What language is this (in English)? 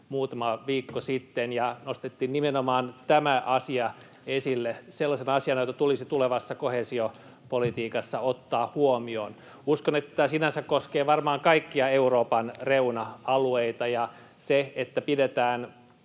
Finnish